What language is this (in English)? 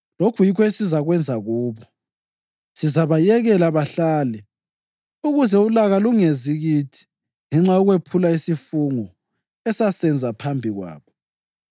North Ndebele